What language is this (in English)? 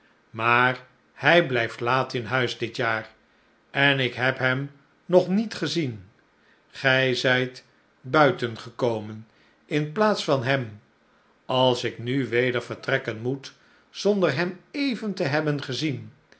Dutch